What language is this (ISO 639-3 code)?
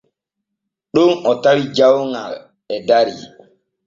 fue